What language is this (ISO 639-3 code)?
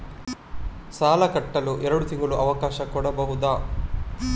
kan